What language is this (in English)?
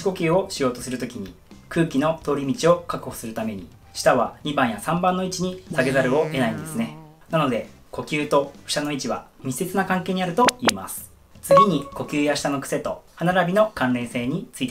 Japanese